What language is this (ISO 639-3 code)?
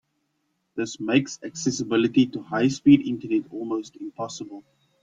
eng